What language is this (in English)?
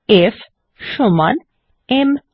Bangla